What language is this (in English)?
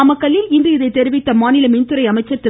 Tamil